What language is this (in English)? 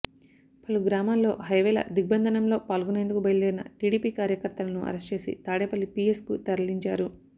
Telugu